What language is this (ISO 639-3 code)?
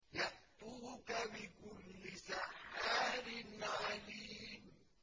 ara